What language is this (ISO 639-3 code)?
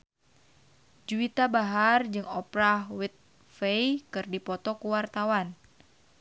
sun